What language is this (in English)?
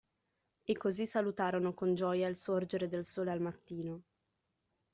Italian